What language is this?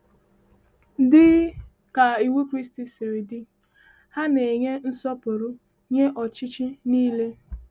Igbo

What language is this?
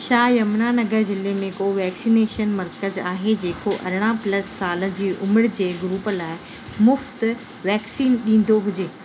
Sindhi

